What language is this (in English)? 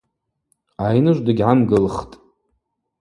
Abaza